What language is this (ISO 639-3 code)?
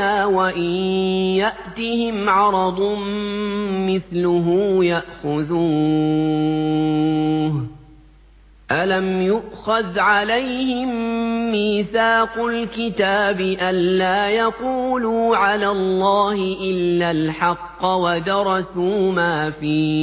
ara